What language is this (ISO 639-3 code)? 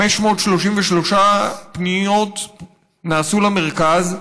heb